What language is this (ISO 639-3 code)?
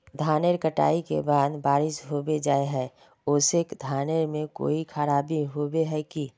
mag